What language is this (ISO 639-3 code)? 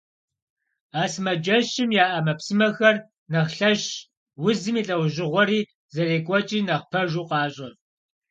kbd